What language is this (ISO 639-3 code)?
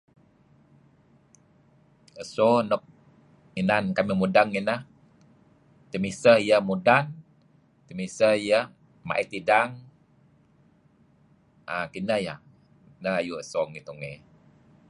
kzi